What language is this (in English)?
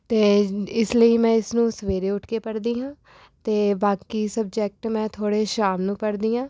Punjabi